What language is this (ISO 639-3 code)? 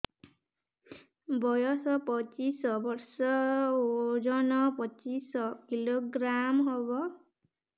ori